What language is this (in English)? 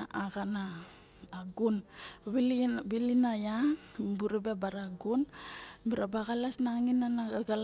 Barok